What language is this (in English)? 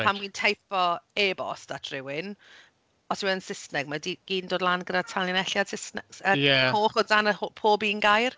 Welsh